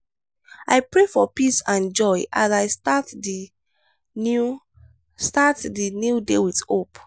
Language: Nigerian Pidgin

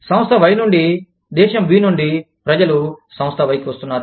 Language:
Telugu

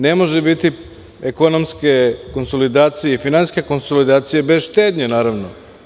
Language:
Serbian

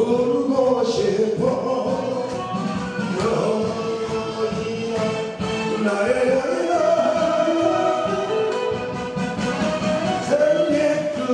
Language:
Dutch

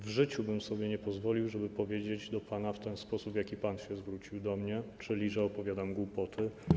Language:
Polish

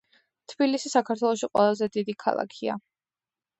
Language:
Georgian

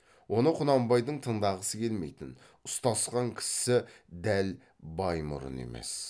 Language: Kazakh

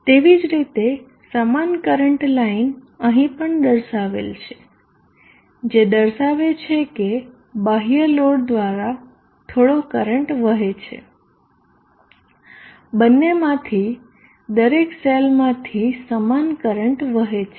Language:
Gujarati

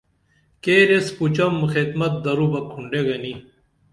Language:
Dameli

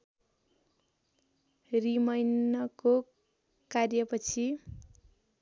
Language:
Nepali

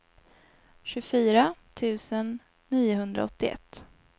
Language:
Swedish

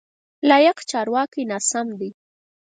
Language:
Pashto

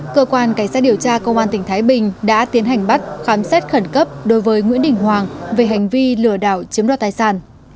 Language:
Vietnamese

